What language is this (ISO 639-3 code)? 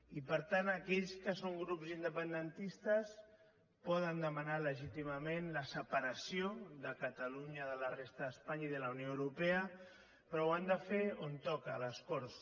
cat